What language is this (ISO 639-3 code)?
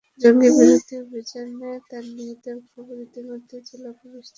ben